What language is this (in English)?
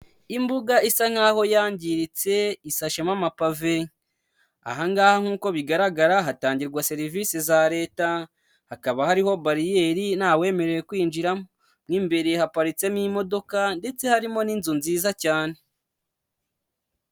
Kinyarwanda